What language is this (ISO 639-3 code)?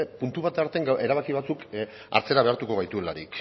eus